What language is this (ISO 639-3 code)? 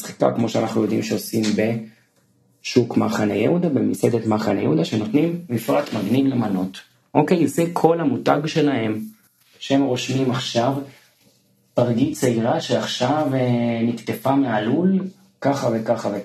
heb